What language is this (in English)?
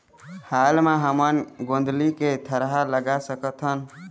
Chhattisgarhi